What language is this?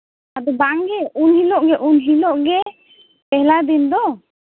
Santali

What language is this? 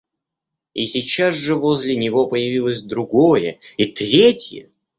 Russian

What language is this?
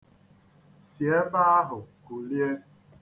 Igbo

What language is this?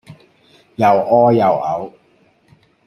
Cantonese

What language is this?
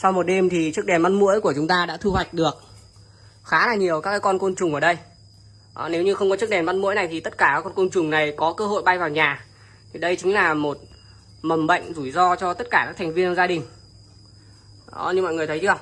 Vietnamese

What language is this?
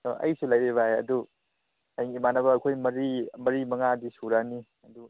Manipuri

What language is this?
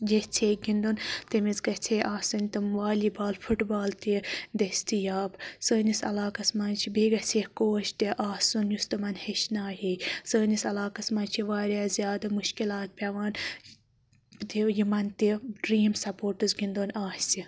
Kashmiri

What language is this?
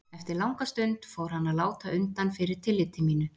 Icelandic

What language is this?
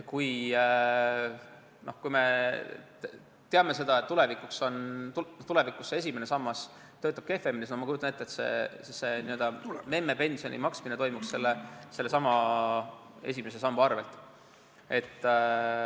Estonian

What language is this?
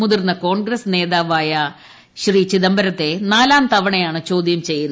Malayalam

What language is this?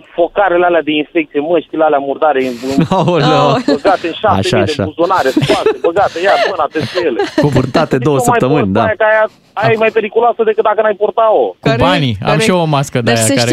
Romanian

